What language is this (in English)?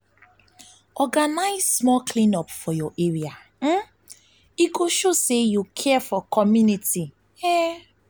Nigerian Pidgin